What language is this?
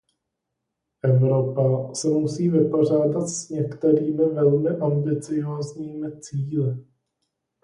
Czech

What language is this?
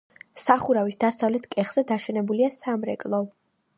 Georgian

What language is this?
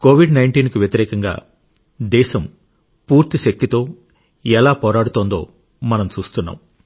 Telugu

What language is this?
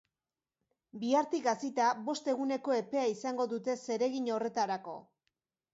Basque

